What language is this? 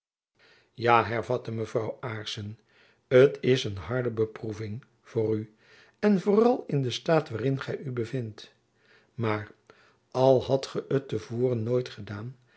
Dutch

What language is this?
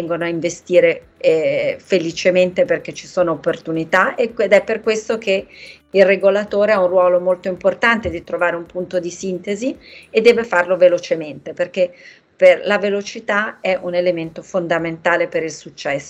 Italian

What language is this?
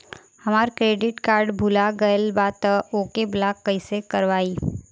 Bhojpuri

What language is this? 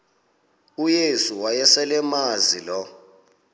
Xhosa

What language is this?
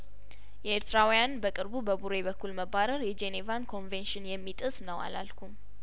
Amharic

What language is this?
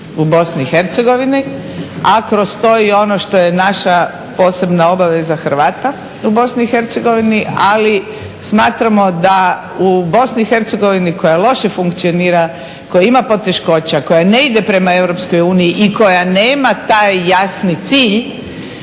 Croatian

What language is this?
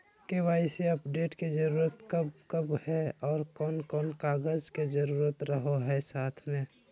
Magahi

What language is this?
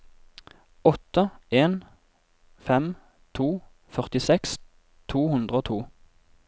Norwegian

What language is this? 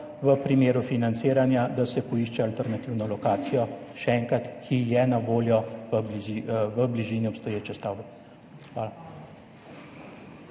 Slovenian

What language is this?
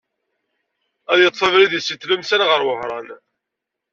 Kabyle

